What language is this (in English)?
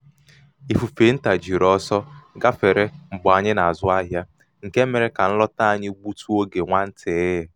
Igbo